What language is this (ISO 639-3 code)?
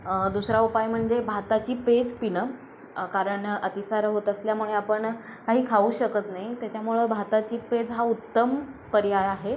mar